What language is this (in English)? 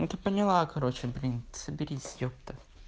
Russian